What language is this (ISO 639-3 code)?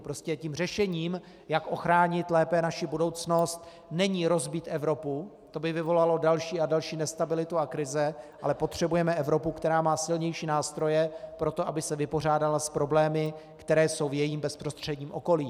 ces